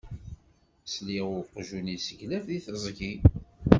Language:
Kabyle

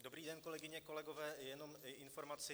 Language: Czech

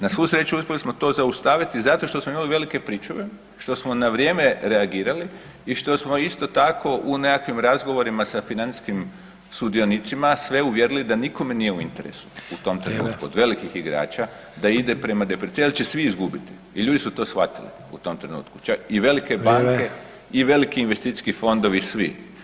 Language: Croatian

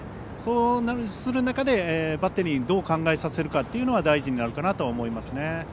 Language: Japanese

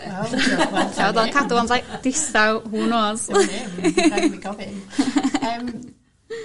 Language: Welsh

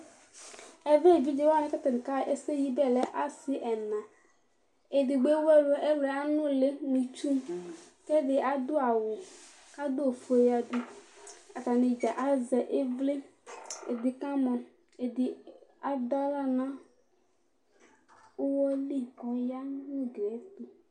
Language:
Ikposo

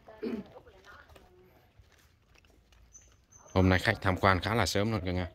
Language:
Vietnamese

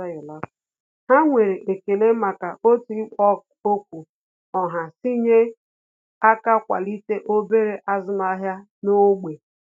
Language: Igbo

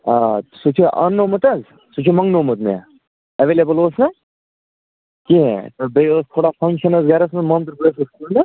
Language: Kashmiri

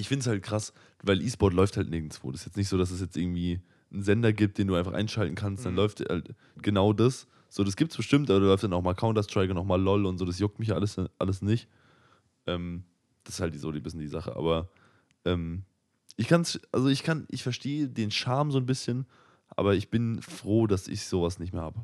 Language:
German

